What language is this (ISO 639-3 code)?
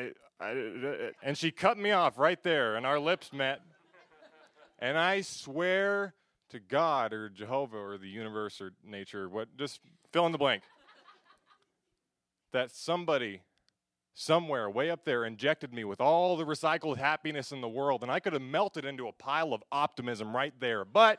eng